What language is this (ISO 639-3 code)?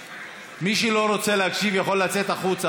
heb